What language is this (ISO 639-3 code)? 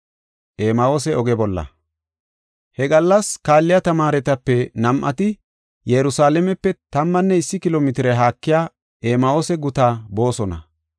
gof